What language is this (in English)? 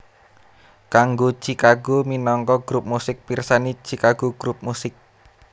Javanese